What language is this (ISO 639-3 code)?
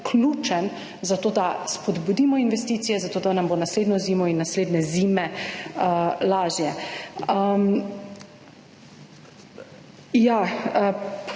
slv